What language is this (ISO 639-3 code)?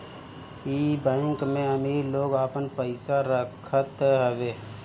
bho